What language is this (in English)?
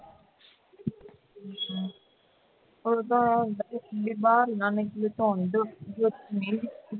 Punjabi